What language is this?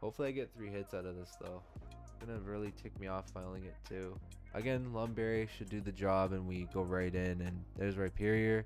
English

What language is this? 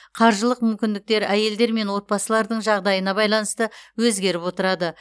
Kazakh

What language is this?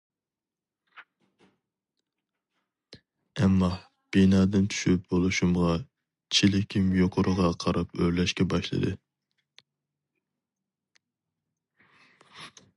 Uyghur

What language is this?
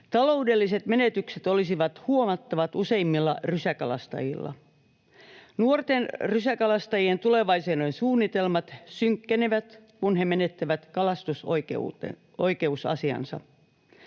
Finnish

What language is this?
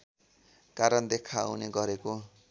Nepali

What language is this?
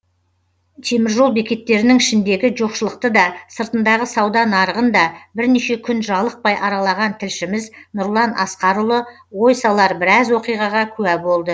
Kazakh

